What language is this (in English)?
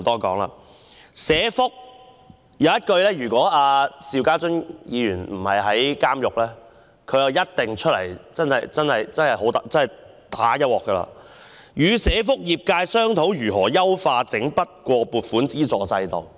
Cantonese